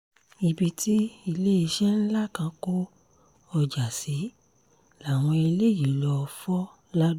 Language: Yoruba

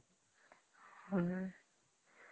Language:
Odia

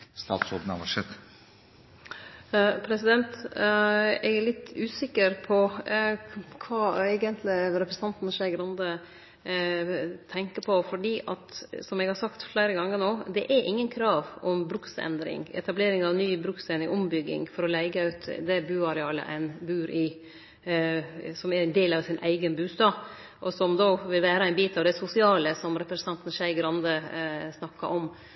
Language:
Norwegian Nynorsk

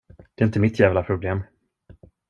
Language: Swedish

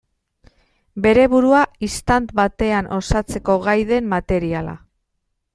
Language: Basque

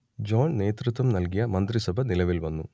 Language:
Malayalam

